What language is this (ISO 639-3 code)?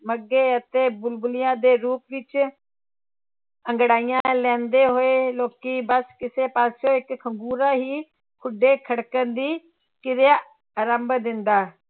pan